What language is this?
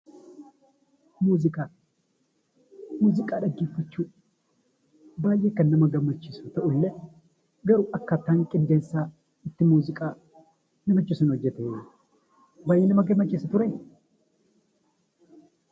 Oromo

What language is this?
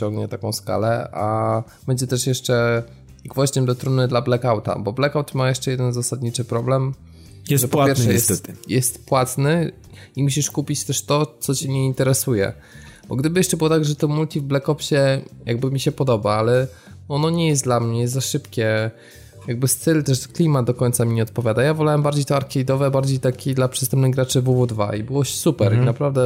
Polish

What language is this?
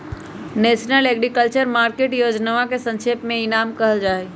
Magahi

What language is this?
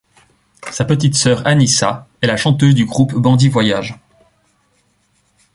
French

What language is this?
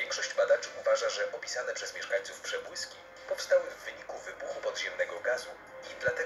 Polish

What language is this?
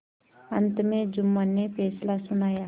Hindi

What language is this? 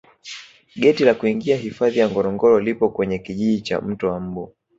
Swahili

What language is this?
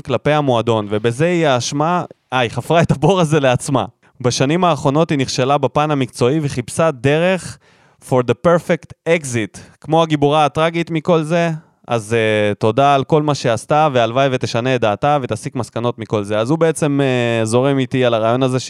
Hebrew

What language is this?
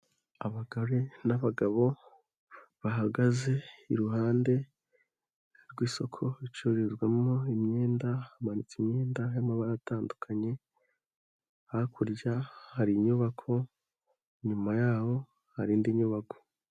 Kinyarwanda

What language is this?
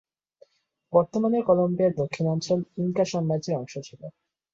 Bangla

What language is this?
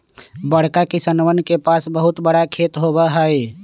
Magahi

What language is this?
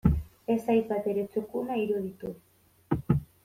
Basque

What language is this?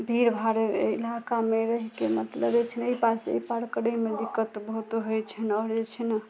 Maithili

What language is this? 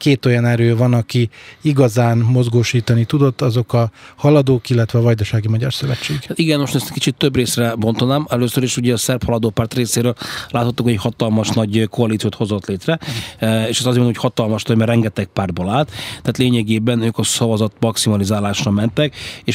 Hungarian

